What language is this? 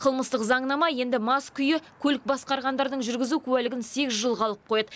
Kazakh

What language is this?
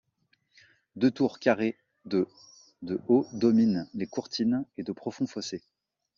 French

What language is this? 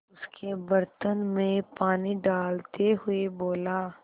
Hindi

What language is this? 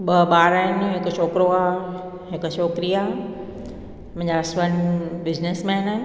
Sindhi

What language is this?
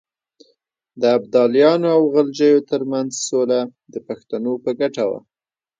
Pashto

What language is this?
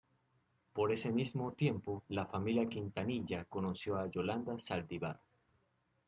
Spanish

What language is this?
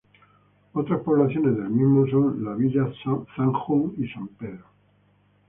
Spanish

